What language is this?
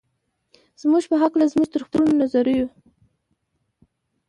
Pashto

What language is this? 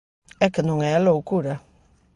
Galician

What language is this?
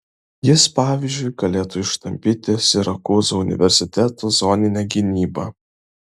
Lithuanian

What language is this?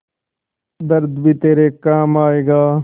Hindi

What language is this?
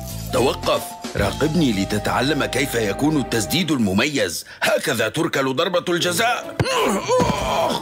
Arabic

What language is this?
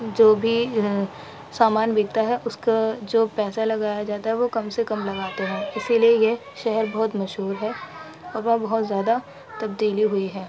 Urdu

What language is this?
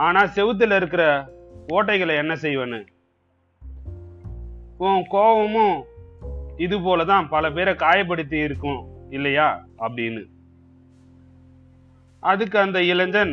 Tamil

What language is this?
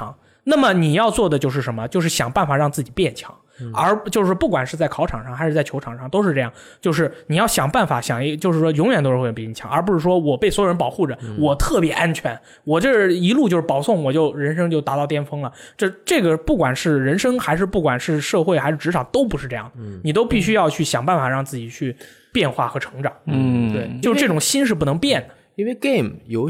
Chinese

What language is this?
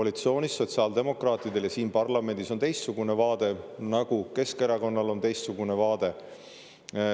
Estonian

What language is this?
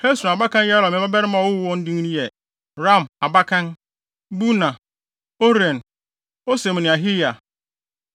Akan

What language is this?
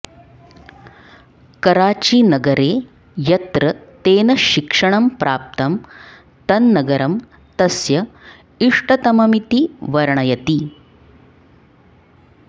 Sanskrit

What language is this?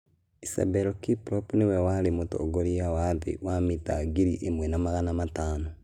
Kikuyu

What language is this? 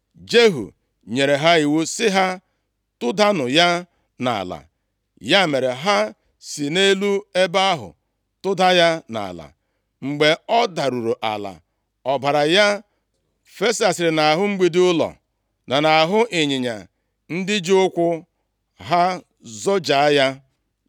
Igbo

